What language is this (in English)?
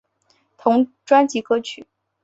Chinese